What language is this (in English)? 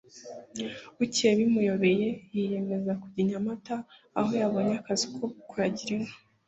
Kinyarwanda